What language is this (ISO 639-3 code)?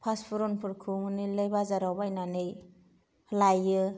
brx